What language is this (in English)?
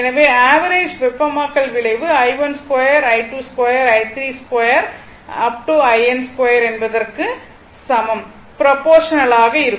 Tamil